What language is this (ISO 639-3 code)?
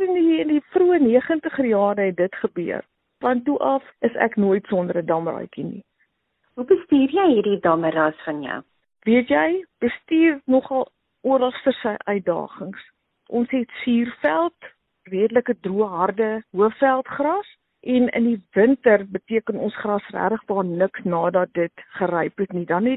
swe